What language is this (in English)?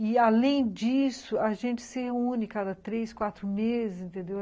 Portuguese